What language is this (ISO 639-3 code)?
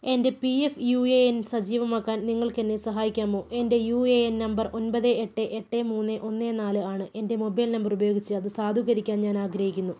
mal